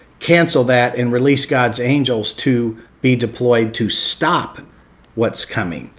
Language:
English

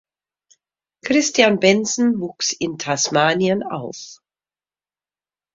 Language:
German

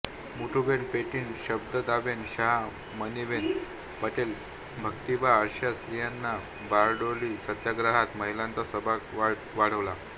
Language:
Marathi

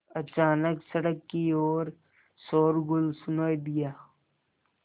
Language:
Hindi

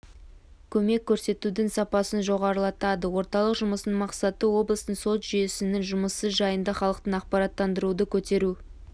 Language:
Kazakh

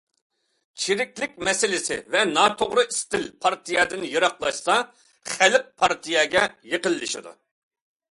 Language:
Uyghur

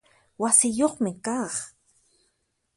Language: Puno Quechua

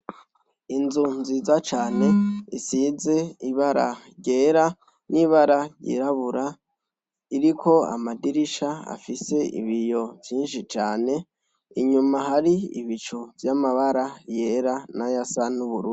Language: Rundi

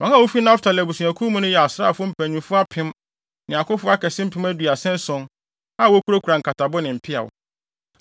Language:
Akan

